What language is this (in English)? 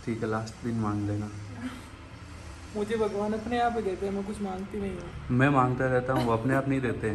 Hindi